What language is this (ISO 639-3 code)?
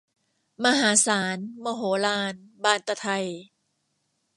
tha